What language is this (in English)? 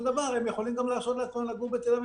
Hebrew